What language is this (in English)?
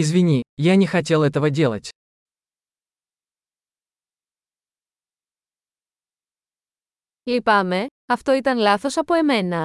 Greek